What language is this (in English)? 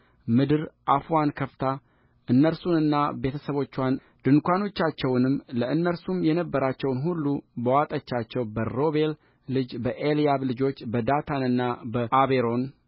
Amharic